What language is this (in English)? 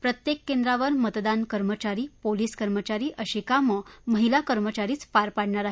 Marathi